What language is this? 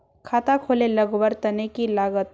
Magahi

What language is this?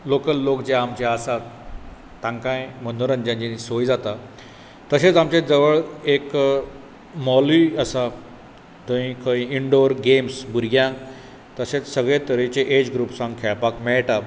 Konkani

